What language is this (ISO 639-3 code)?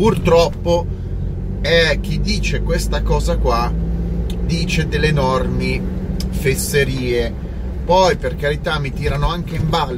ita